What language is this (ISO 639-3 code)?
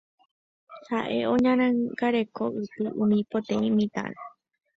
grn